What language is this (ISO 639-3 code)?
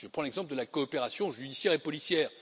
fra